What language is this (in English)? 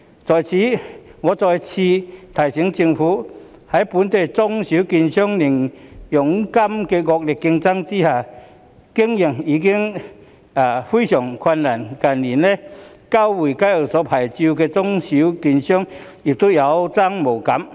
Cantonese